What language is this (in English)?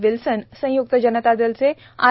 Marathi